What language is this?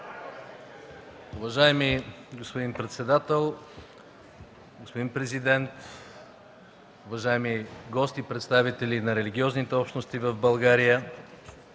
Bulgarian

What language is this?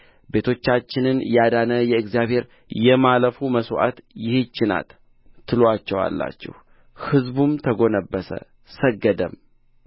Amharic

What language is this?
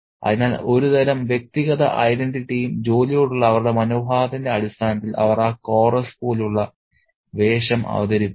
Malayalam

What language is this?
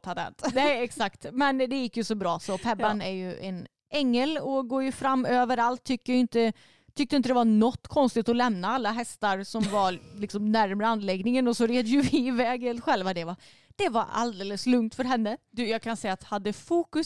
Swedish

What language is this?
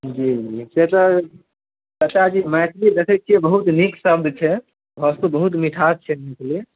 Maithili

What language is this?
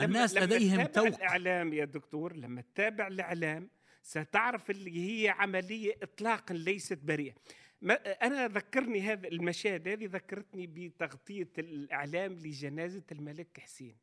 Arabic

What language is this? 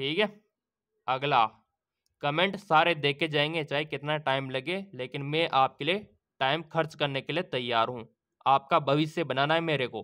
Hindi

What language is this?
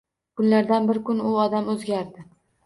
Uzbek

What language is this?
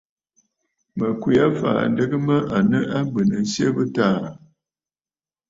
Bafut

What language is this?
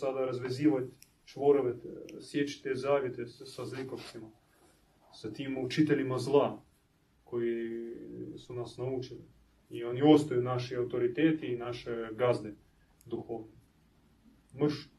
Croatian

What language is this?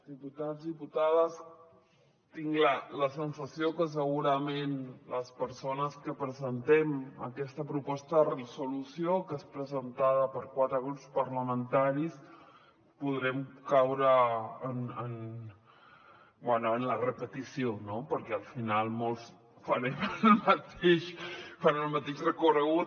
Catalan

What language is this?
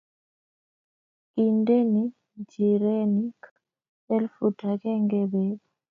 Kalenjin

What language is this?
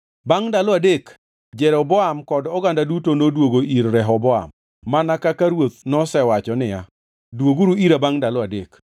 Luo (Kenya and Tanzania)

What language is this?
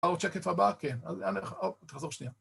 Hebrew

